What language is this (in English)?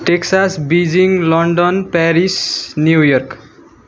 Nepali